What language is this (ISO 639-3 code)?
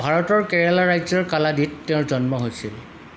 asm